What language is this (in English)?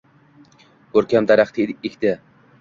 Uzbek